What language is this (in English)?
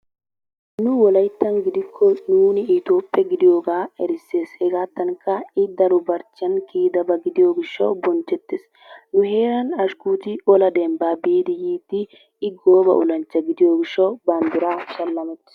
Wolaytta